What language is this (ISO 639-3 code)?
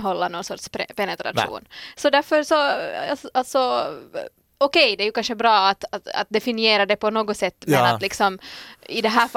swe